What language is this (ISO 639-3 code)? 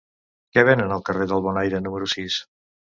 cat